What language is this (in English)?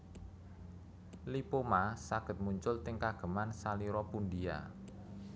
Javanese